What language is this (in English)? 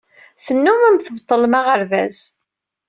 Kabyle